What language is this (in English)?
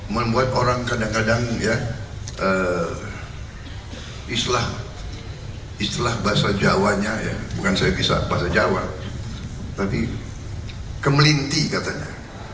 Indonesian